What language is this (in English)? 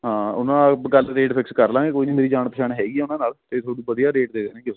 Punjabi